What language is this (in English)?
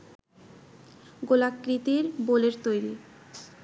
Bangla